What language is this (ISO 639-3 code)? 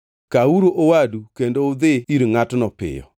luo